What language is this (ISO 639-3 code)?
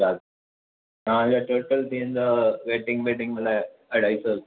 snd